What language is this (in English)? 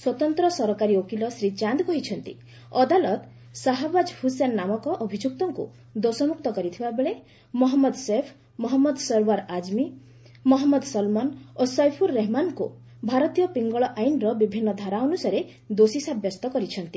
Odia